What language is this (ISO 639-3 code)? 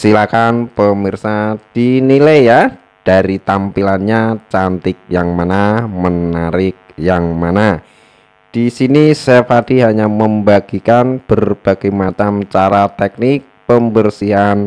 ind